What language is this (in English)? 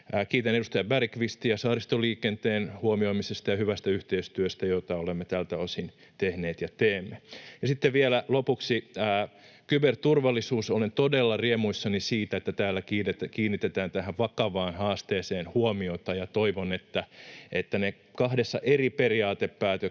Finnish